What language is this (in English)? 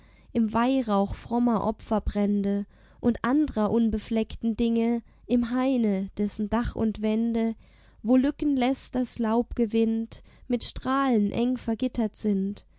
German